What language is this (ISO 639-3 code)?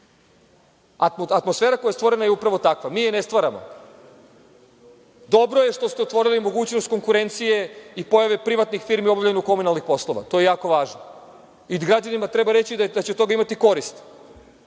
srp